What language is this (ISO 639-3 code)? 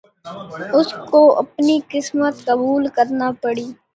urd